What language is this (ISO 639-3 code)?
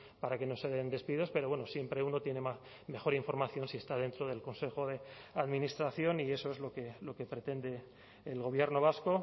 spa